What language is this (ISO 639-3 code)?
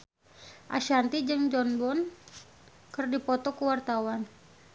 sun